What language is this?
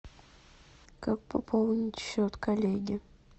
Russian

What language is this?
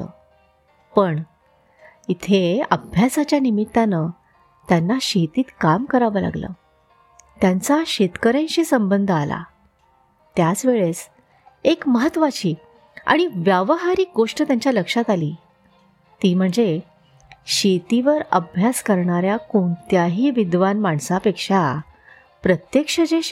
Marathi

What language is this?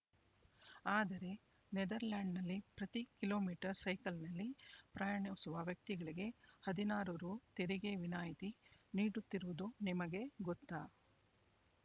Kannada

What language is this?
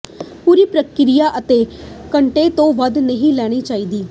Punjabi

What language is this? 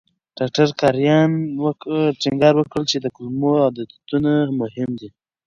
Pashto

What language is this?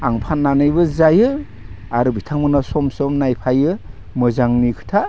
Bodo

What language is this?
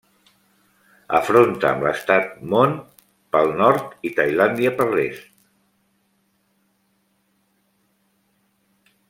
Catalan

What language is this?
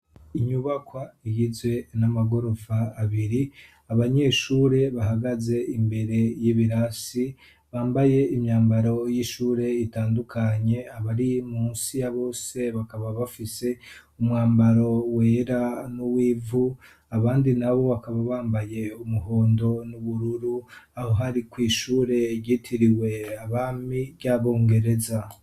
Rundi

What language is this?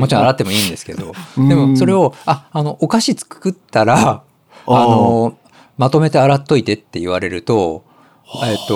Japanese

